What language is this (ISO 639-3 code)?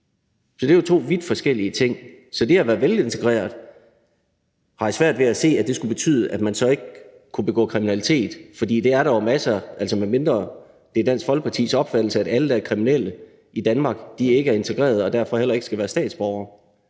dan